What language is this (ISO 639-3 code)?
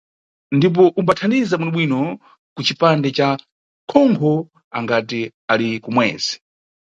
nyu